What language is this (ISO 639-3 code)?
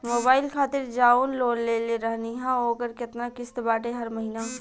bho